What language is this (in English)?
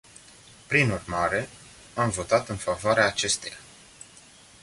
Romanian